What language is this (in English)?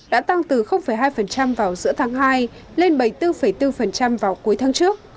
Vietnamese